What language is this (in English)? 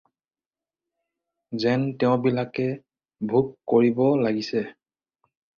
Assamese